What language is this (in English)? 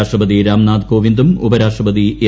Malayalam